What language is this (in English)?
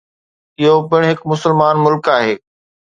Sindhi